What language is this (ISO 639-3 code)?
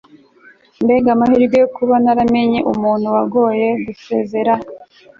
kin